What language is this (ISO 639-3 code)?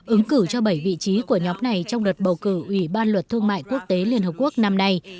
vie